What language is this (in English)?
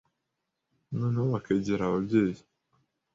Kinyarwanda